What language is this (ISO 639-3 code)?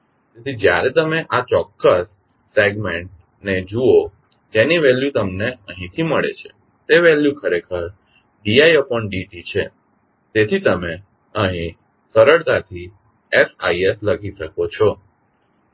guj